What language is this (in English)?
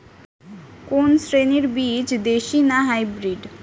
Bangla